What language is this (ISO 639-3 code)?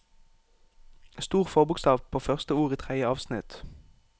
nor